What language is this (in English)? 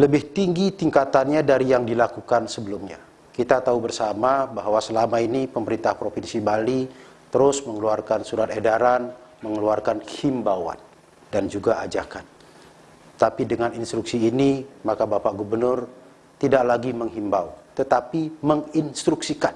Indonesian